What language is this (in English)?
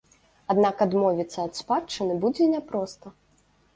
Belarusian